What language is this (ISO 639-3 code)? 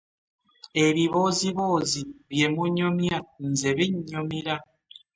lug